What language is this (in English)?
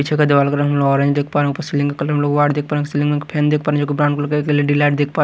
Hindi